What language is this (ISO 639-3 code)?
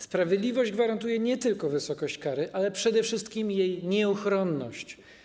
pol